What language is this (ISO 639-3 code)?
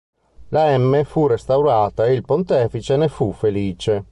ita